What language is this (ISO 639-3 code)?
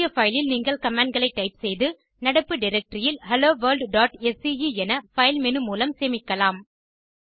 tam